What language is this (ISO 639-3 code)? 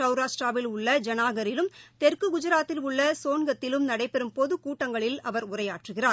tam